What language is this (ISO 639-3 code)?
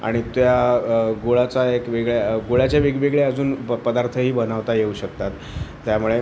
mar